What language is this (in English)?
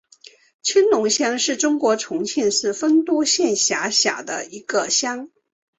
Chinese